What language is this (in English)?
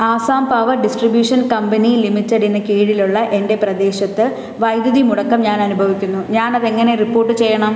Malayalam